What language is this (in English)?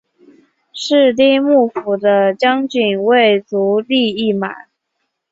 Chinese